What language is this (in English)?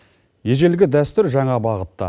Kazakh